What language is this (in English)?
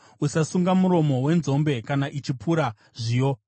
Shona